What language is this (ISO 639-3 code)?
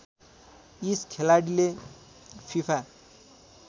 nep